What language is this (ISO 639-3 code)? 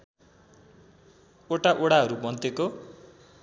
nep